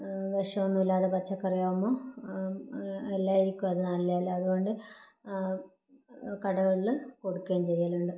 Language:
Malayalam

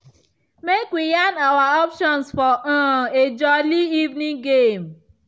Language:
Nigerian Pidgin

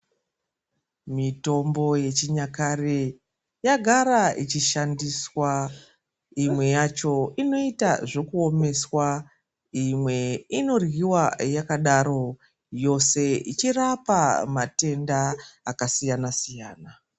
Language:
Ndau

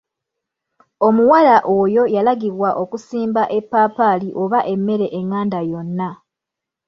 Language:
Ganda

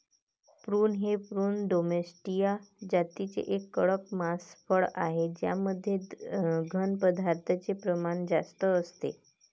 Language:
Marathi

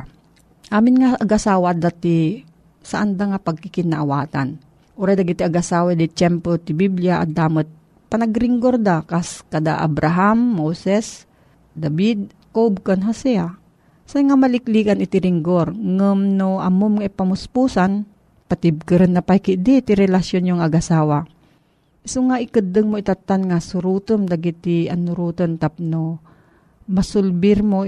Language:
Filipino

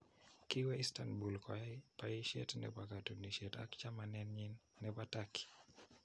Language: Kalenjin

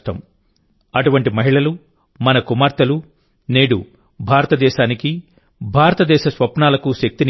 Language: Telugu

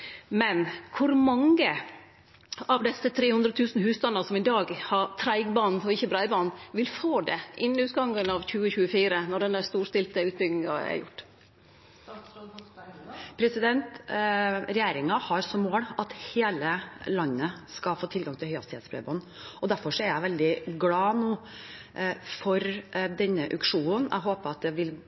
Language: Norwegian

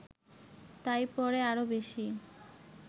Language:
Bangla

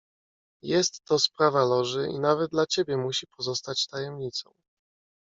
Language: Polish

